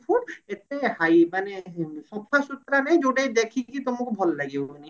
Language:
Odia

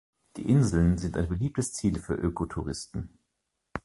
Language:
German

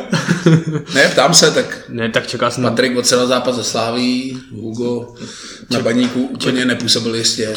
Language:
Czech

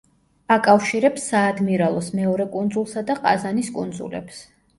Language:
Georgian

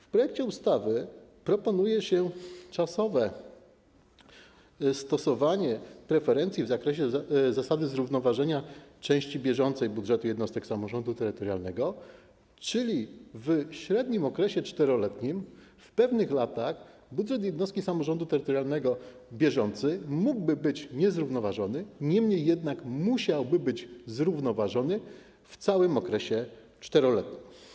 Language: Polish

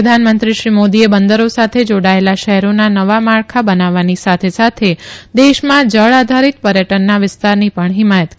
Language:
Gujarati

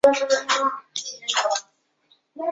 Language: Chinese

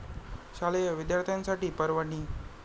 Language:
Marathi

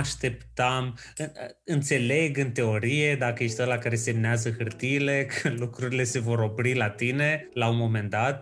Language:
Romanian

